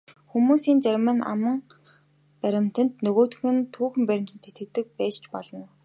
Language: Mongolian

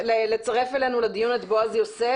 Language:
Hebrew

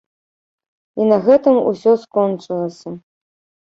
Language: Belarusian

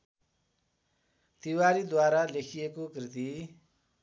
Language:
Nepali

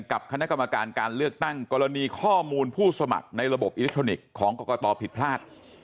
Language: Thai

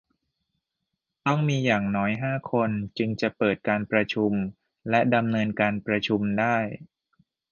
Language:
Thai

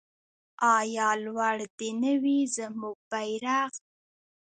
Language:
Pashto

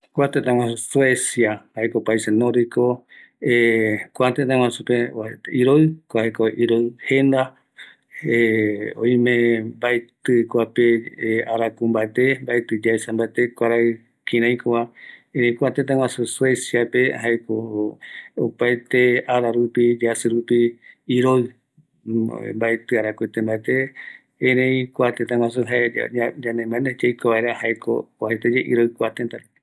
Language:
Eastern Bolivian Guaraní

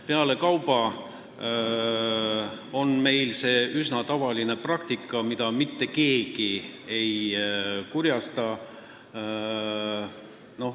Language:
Estonian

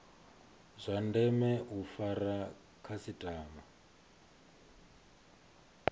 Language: Venda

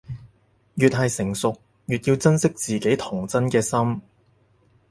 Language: Cantonese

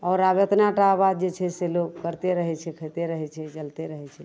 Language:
Maithili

